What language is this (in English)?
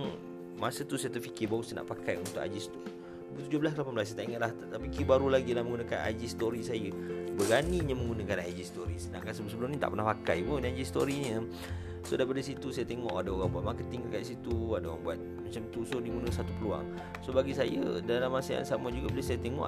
Malay